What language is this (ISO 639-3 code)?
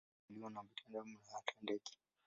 swa